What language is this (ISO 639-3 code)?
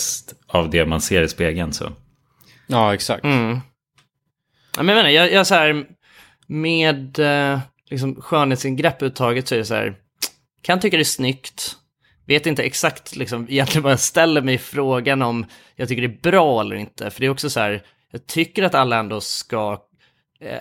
swe